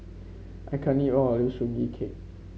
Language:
English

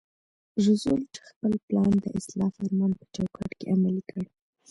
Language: Pashto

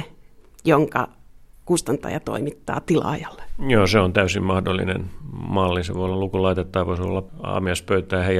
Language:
Finnish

